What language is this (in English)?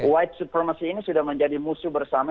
Indonesian